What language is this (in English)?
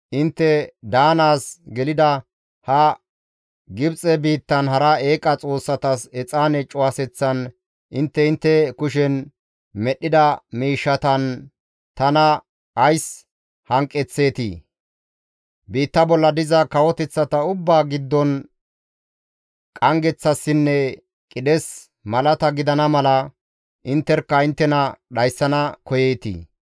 Gamo